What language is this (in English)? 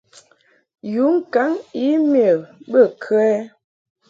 Mungaka